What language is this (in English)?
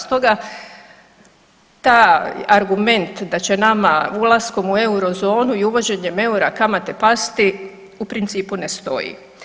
Croatian